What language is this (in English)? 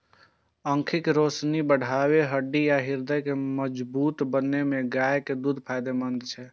Maithili